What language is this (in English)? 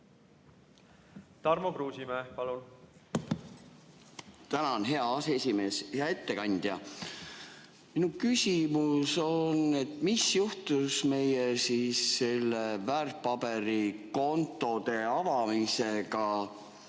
Estonian